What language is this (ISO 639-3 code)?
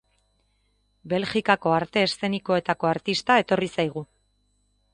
eus